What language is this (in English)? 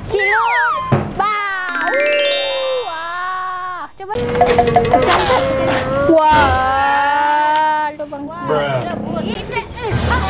Indonesian